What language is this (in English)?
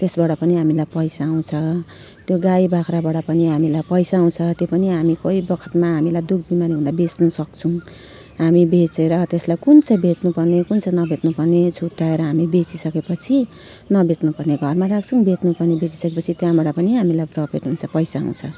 Nepali